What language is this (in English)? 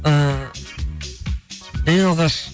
Kazakh